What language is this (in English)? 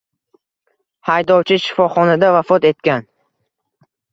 Uzbek